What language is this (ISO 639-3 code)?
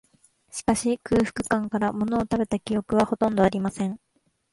jpn